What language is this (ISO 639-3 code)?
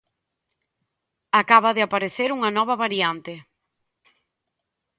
glg